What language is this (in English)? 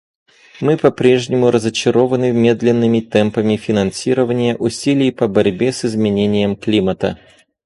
Russian